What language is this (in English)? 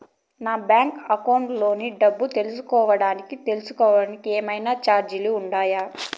Telugu